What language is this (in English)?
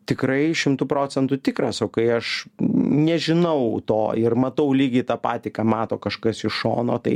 Lithuanian